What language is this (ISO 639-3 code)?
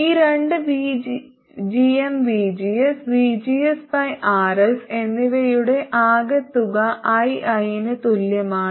mal